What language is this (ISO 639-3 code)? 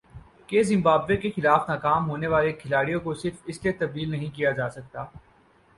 urd